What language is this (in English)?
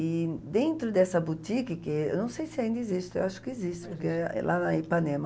Portuguese